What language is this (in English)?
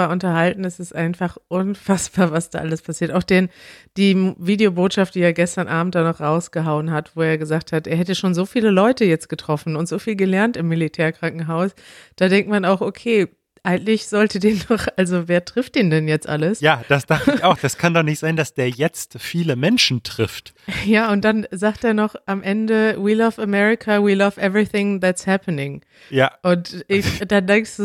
German